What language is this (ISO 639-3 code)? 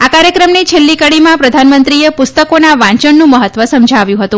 guj